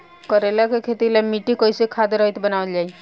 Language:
Bhojpuri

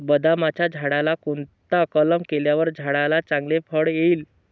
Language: Marathi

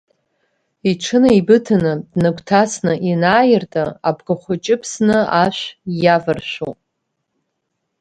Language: Abkhazian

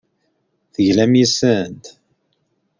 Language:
Kabyle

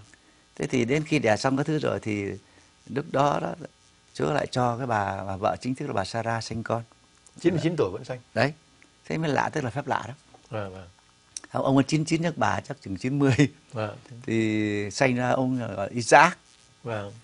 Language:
Vietnamese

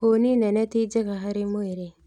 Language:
Kikuyu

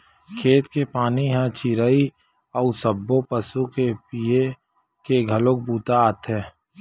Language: Chhattisgarhi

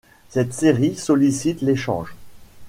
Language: French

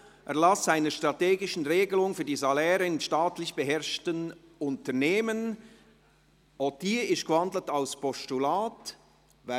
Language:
Swiss German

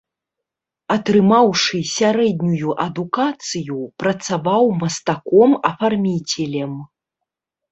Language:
Belarusian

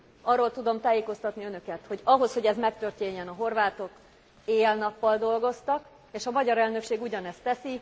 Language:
Hungarian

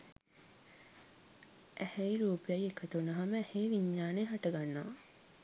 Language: Sinhala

